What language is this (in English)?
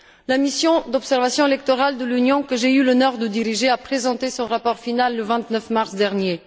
French